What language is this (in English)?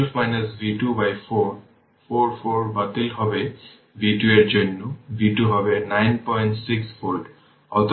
Bangla